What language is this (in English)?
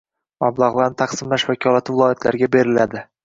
Uzbek